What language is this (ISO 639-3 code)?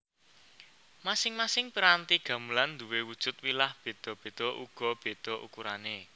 jav